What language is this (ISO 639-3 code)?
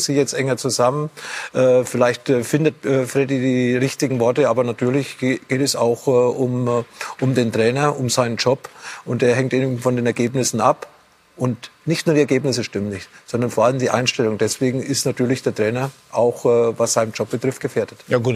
deu